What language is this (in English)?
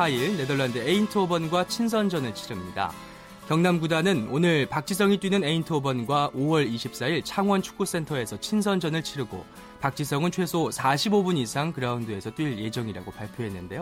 Korean